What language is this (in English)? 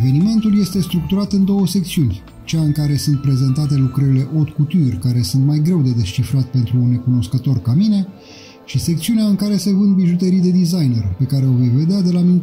Romanian